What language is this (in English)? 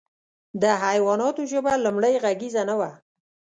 Pashto